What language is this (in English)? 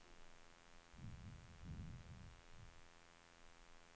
Swedish